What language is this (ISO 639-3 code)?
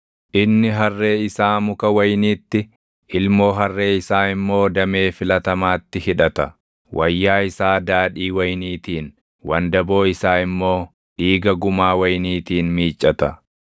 orm